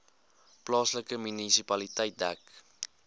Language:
Afrikaans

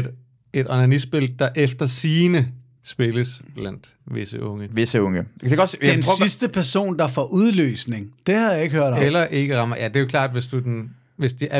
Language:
Danish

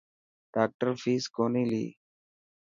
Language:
Dhatki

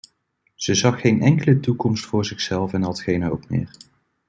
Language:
Dutch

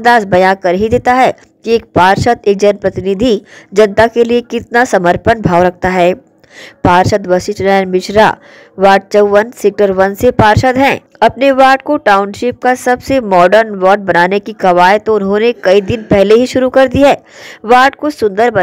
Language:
Hindi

